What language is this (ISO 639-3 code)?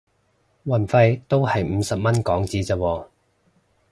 yue